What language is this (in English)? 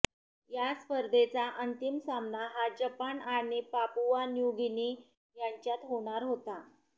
Marathi